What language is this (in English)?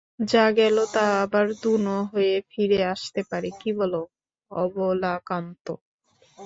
Bangla